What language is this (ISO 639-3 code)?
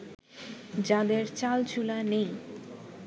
ben